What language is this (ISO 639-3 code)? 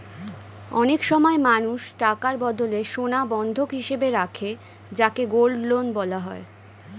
ben